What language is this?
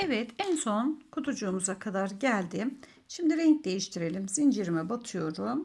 Turkish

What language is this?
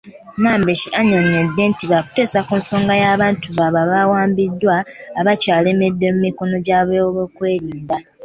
Ganda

